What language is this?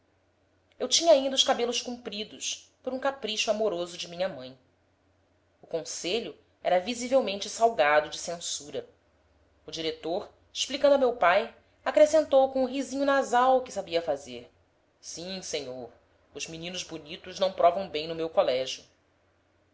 Portuguese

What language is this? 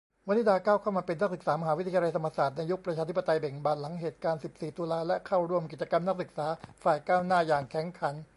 Thai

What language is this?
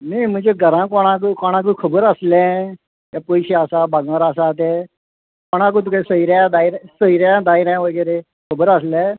Konkani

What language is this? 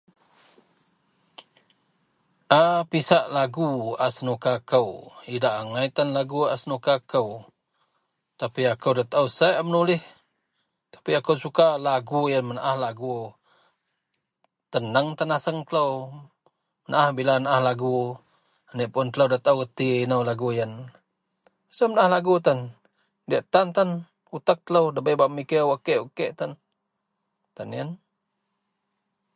Central Melanau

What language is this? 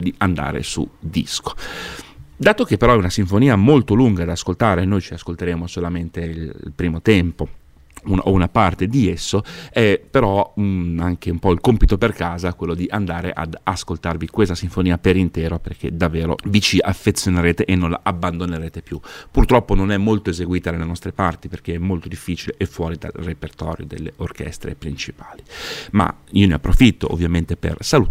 Italian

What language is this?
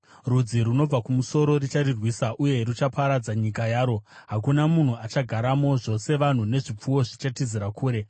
Shona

